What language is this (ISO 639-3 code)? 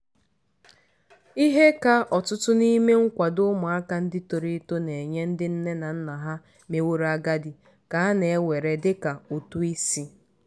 ibo